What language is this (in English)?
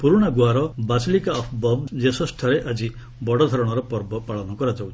Odia